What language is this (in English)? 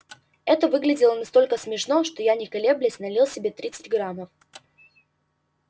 Russian